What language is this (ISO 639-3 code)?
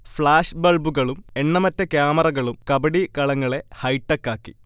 mal